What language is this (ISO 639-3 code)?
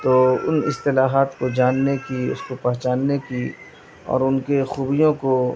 urd